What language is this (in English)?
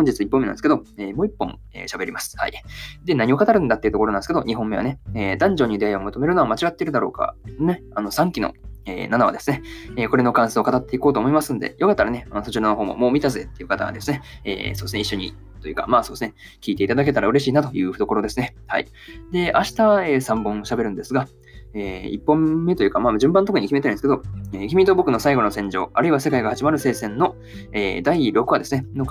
Japanese